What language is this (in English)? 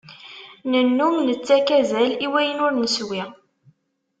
Kabyle